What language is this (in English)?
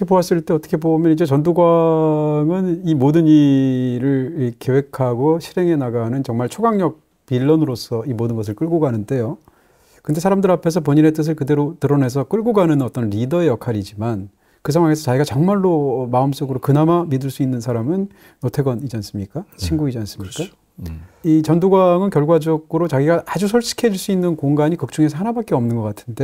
Korean